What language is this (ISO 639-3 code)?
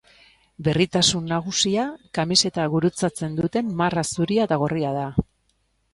eus